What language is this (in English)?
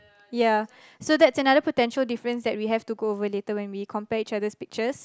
English